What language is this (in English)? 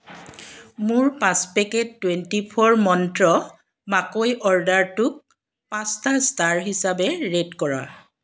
Assamese